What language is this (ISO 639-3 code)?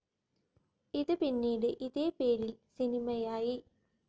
mal